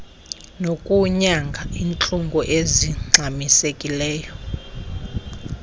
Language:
Xhosa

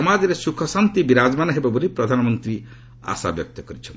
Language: Odia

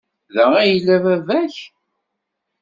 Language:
Kabyle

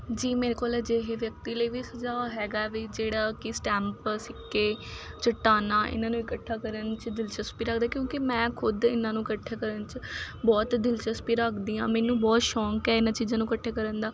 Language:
Punjabi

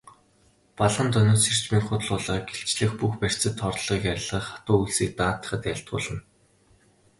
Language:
Mongolian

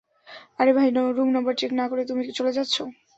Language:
Bangla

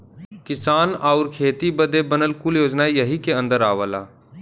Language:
Bhojpuri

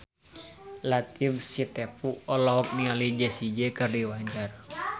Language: Sundanese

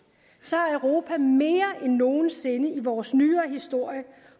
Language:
Danish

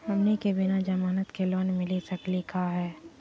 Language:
Magahi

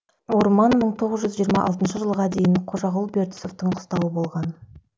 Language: Kazakh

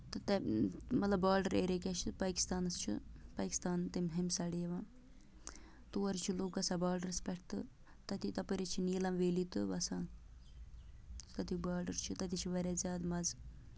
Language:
Kashmiri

